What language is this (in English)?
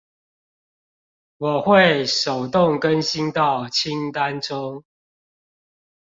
Chinese